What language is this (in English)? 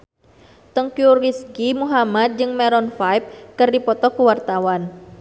Sundanese